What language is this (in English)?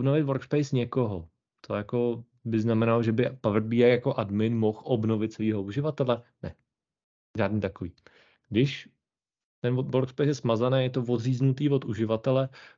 Czech